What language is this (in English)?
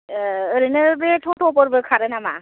Bodo